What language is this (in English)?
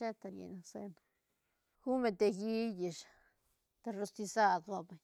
Santa Catarina Albarradas Zapotec